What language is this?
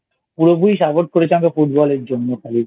Bangla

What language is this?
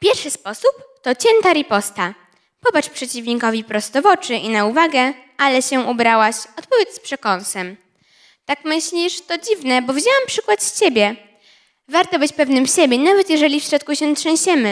Polish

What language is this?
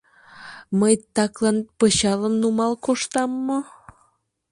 Mari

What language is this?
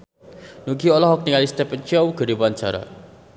Sundanese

